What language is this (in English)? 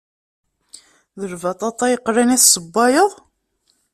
Kabyle